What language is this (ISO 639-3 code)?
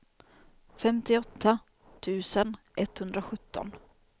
swe